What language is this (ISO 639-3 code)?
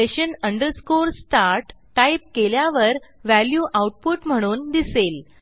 mar